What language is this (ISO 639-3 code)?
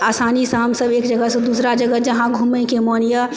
mai